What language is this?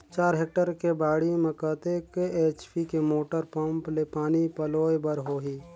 Chhattisgarhi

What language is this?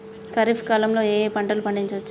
Telugu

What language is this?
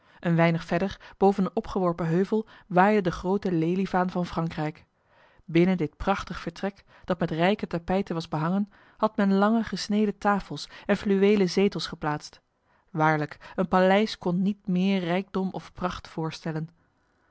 Dutch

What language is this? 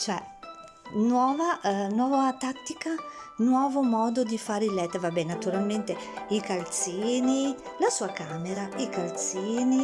Italian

